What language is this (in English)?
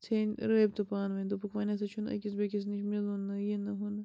Kashmiri